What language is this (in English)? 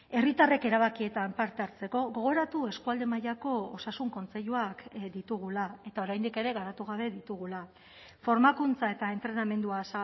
Basque